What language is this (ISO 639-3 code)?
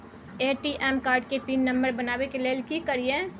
mai